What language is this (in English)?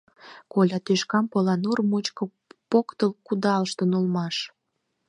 Mari